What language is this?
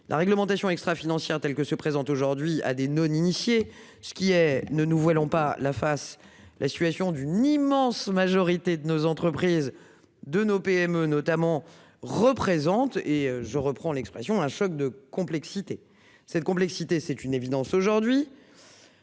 French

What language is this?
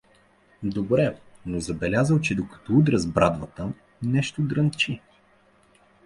Bulgarian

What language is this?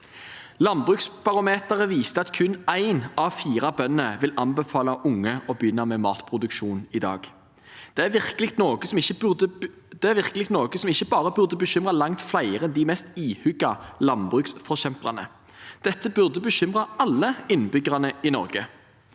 Norwegian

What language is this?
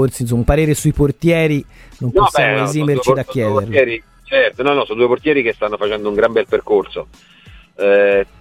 Italian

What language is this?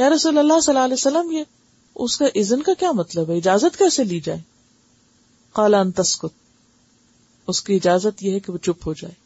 Urdu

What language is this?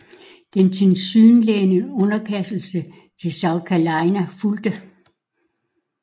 Danish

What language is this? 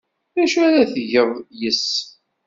Kabyle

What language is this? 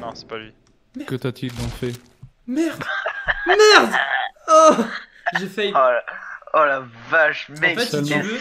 French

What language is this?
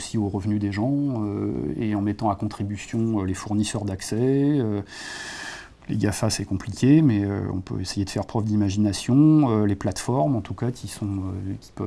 French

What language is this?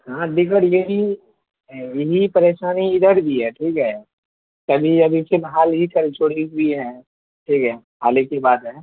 Urdu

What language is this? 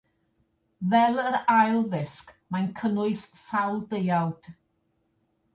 Welsh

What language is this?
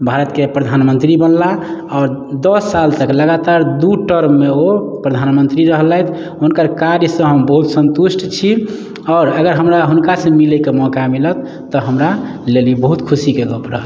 Maithili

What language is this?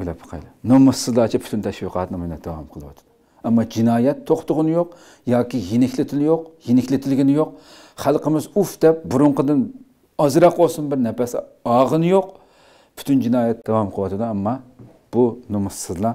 Turkish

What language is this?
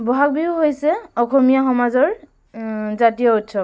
Assamese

